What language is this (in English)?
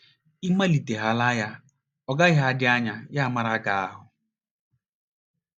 Igbo